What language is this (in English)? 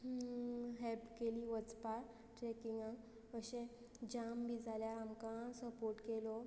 Konkani